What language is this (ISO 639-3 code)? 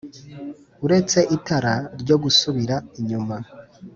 kin